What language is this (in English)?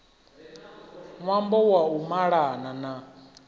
Venda